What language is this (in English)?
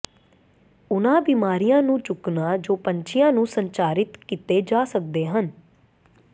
Punjabi